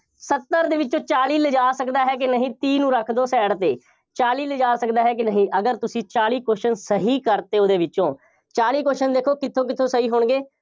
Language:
Punjabi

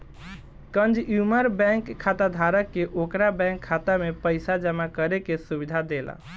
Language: Bhojpuri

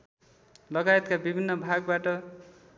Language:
Nepali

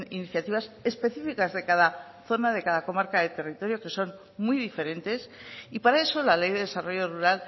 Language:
Spanish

